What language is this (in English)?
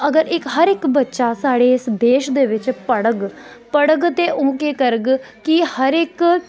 Dogri